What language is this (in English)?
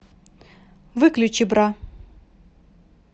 Russian